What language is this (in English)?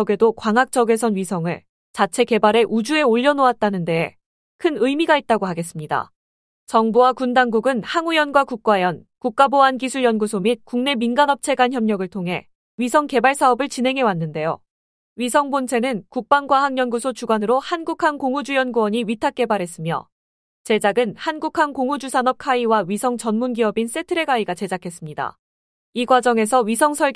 Korean